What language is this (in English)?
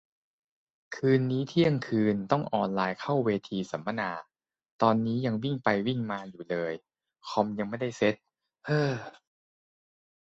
Thai